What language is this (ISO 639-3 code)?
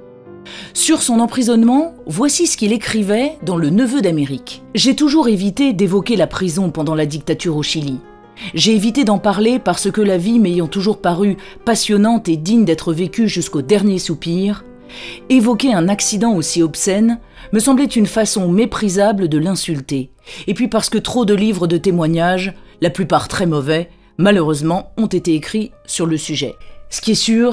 fra